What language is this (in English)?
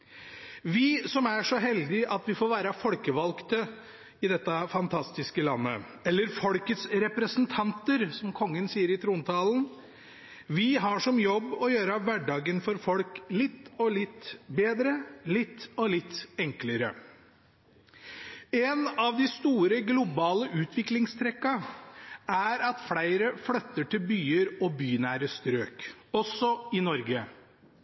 Norwegian Bokmål